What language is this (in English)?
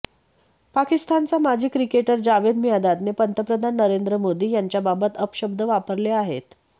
Marathi